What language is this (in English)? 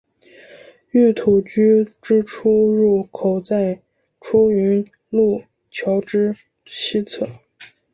Chinese